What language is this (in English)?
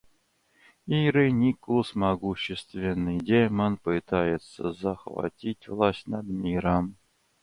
Russian